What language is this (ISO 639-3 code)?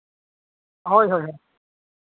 sat